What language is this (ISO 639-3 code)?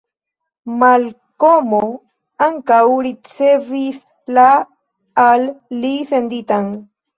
epo